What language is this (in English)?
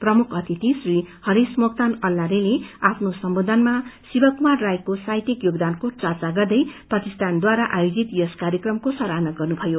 Nepali